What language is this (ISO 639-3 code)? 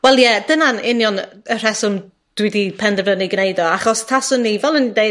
cym